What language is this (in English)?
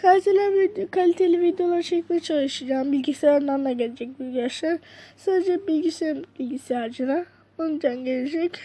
Turkish